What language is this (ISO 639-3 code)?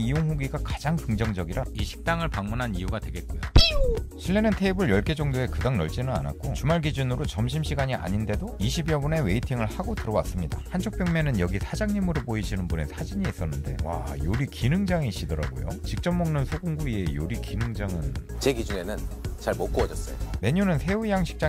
kor